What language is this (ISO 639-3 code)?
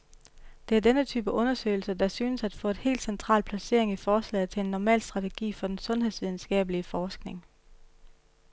dan